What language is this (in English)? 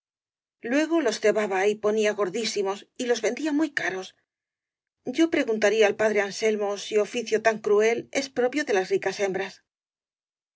Spanish